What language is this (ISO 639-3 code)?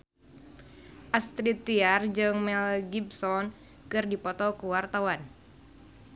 sun